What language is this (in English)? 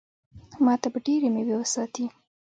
Pashto